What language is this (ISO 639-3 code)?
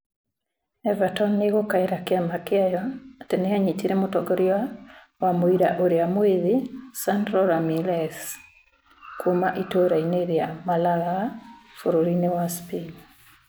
kik